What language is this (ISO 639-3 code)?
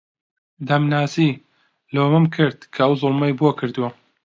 ckb